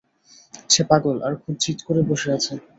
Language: Bangla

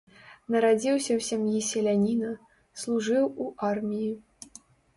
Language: Belarusian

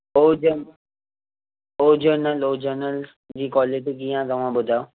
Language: Sindhi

